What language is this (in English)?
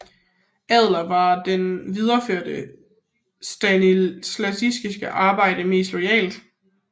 Danish